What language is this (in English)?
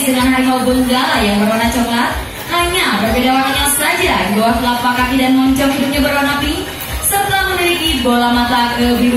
Indonesian